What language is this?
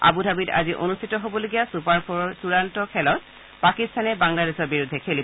Assamese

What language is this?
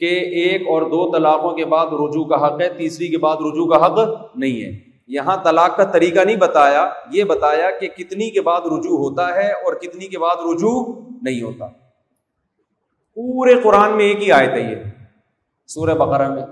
Urdu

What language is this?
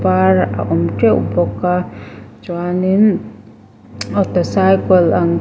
Mizo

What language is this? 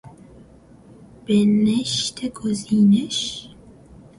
Persian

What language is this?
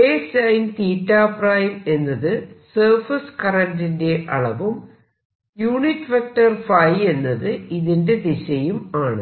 Malayalam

